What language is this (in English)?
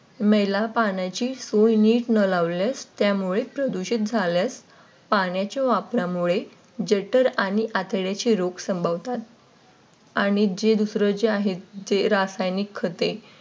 Marathi